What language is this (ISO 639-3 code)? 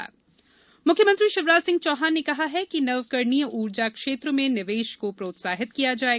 hin